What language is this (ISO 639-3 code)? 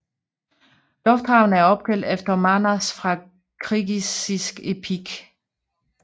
dan